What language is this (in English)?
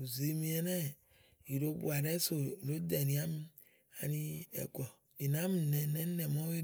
Igo